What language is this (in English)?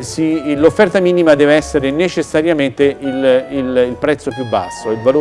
Italian